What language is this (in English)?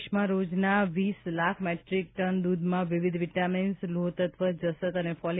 Gujarati